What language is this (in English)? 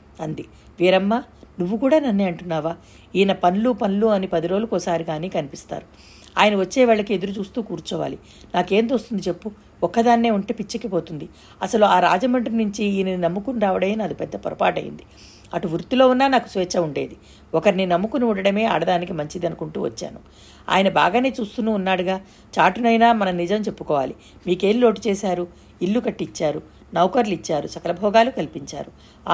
Telugu